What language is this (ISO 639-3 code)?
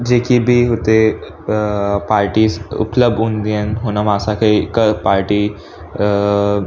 snd